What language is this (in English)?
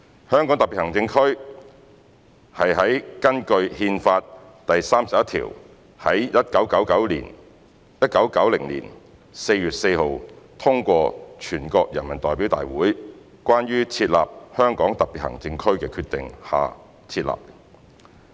Cantonese